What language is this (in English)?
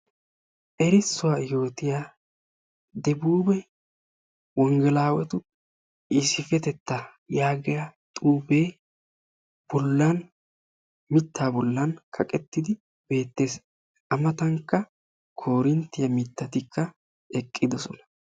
Wolaytta